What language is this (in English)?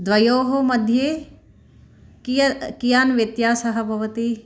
Sanskrit